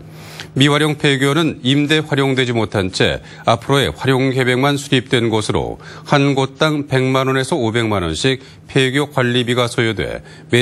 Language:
Korean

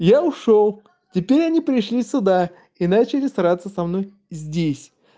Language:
Russian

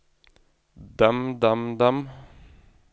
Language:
Norwegian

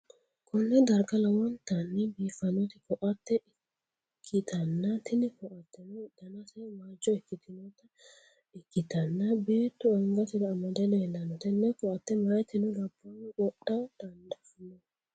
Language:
Sidamo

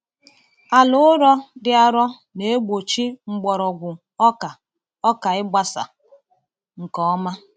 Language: Igbo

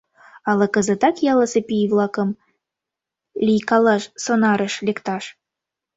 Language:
Mari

